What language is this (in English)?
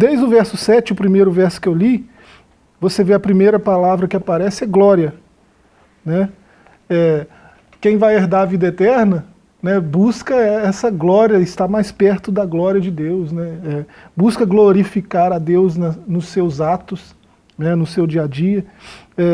Portuguese